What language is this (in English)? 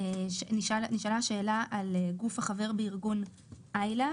Hebrew